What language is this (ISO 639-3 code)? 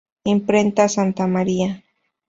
spa